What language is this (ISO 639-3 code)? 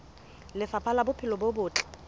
sot